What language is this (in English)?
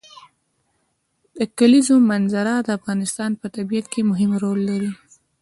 Pashto